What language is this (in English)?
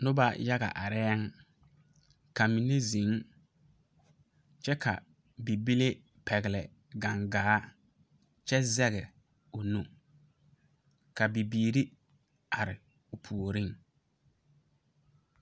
Southern Dagaare